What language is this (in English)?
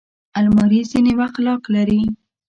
Pashto